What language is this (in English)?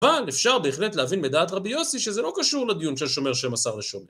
Hebrew